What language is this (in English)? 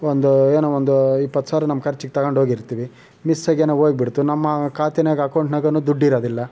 Kannada